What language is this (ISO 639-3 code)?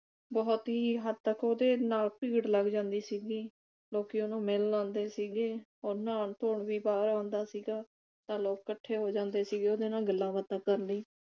pan